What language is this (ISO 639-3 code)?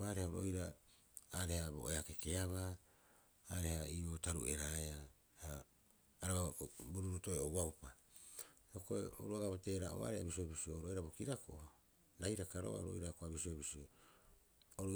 kyx